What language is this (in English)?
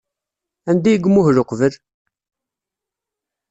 Kabyle